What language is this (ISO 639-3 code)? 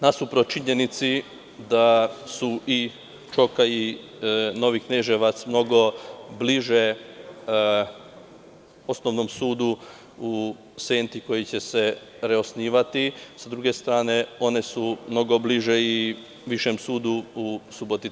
srp